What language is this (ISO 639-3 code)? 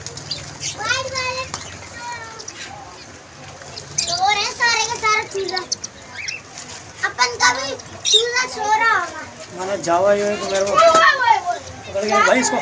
hin